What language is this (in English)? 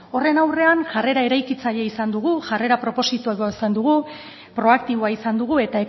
Basque